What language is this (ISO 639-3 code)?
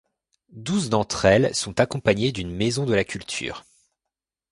fra